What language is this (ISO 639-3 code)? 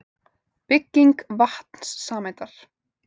isl